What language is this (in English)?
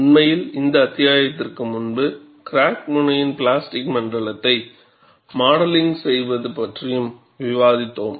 Tamil